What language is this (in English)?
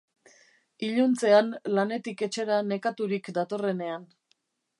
Basque